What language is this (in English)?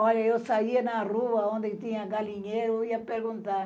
Portuguese